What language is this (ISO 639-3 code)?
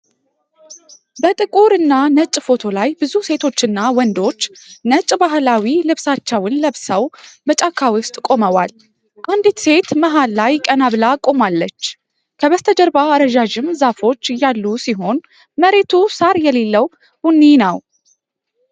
amh